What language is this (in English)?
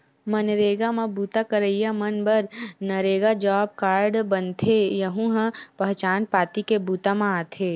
Chhattisgarhi